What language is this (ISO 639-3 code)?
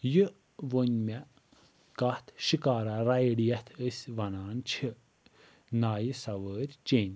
kas